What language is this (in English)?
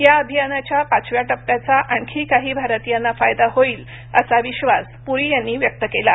Marathi